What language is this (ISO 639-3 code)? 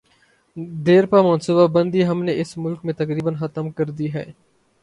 urd